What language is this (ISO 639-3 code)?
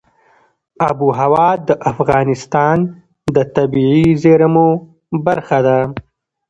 pus